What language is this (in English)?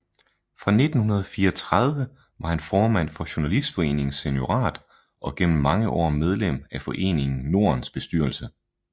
Danish